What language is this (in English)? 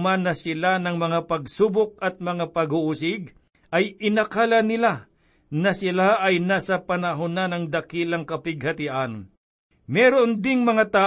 Filipino